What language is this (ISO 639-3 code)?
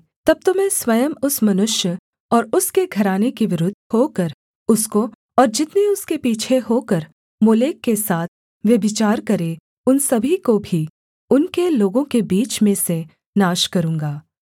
hin